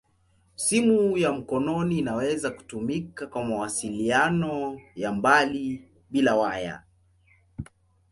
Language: Swahili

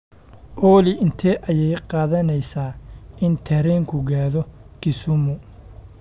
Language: Somali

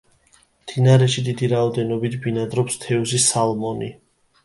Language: Georgian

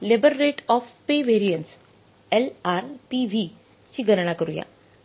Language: Marathi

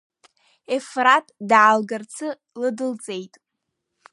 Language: Abkhazian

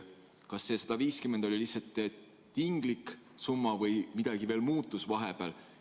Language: Estonian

